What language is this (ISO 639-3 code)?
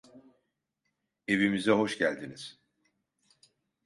tur